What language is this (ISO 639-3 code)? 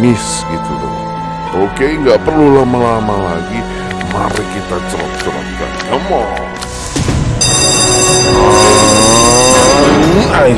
ind